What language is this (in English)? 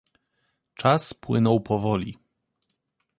Polish